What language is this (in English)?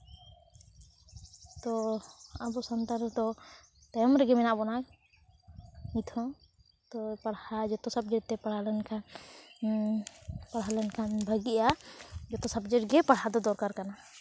Santali